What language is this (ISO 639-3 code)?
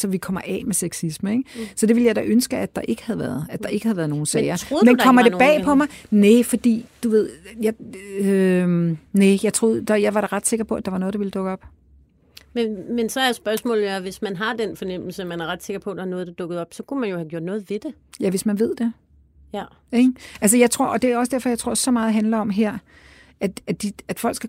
dan